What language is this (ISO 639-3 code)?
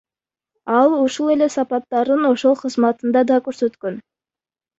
kir